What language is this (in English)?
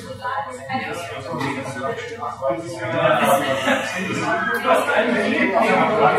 German